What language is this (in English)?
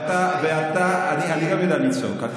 Hebrew